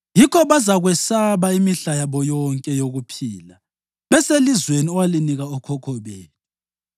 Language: North Ndebele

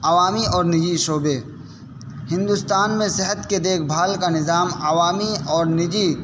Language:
Urdu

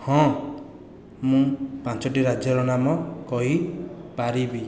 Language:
Odia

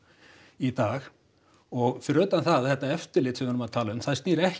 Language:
Icelandic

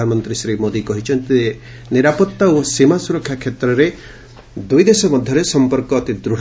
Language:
Odia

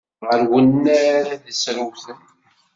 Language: Kabyle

